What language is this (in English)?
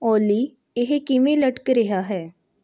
Punjabi